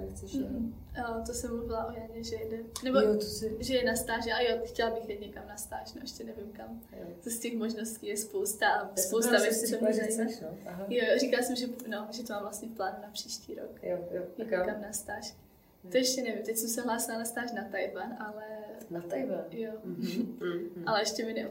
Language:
Czech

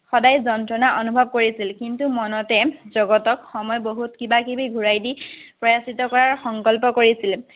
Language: Assamese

